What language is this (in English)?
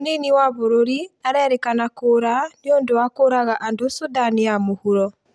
Kikuyu